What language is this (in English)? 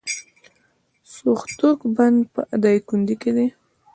Pashto